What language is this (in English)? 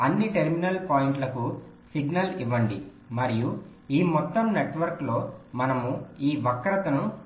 Telugu